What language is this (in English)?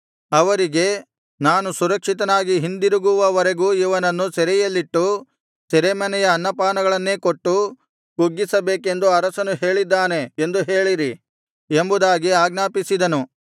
Kannada